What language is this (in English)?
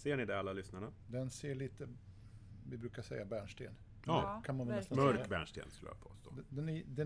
Swedish